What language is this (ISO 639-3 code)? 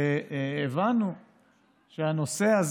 heb